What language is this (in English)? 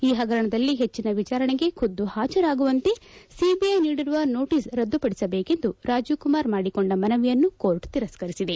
Kannada